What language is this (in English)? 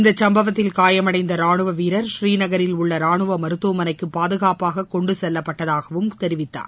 Tamil